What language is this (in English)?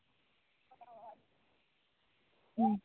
Santali